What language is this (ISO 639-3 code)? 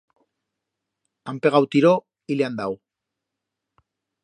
arg